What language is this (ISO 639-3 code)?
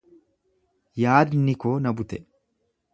orm